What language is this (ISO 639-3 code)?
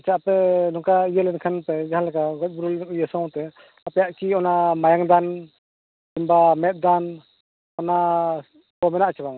sat